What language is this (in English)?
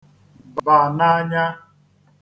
Igbo